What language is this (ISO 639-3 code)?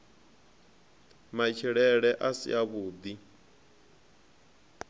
ven